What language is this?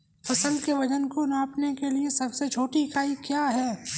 Hindi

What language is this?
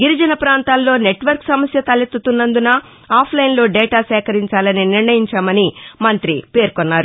Telugu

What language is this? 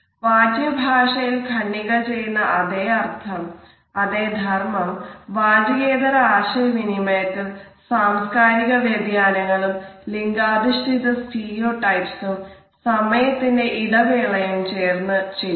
Malayalam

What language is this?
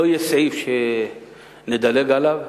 Hebrew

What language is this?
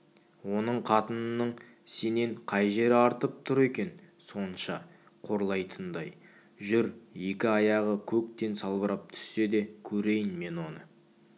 Kazakh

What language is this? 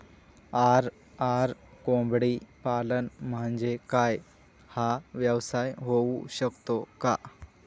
Marathi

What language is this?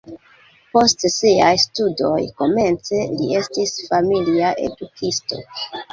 Esperanto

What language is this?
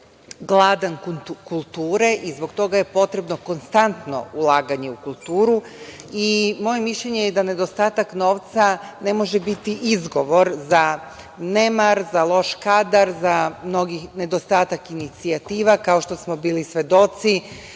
Serbian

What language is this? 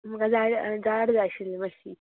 Konkani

